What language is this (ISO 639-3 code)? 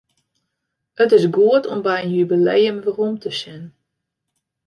fry